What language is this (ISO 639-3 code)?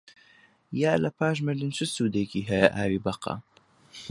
ckb